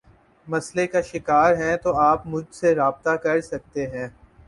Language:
Urdu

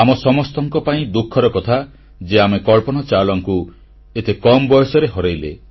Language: Odia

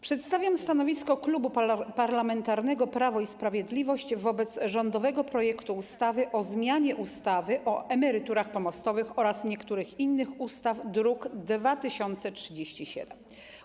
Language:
Polish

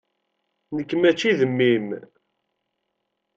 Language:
Kabyle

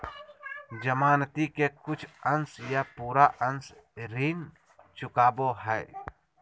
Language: Magahi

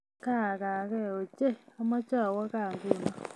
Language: Kalenjin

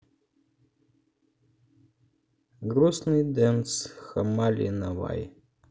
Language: Russian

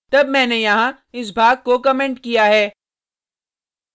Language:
Hindi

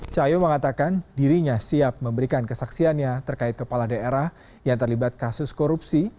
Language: Indonesian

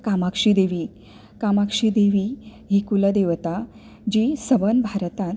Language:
Konkani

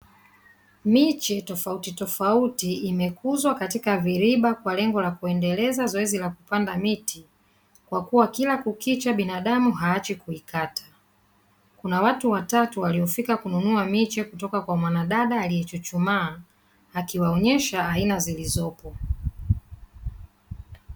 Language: Swahili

